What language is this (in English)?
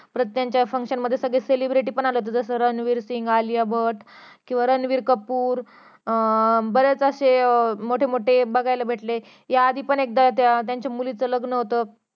Marathi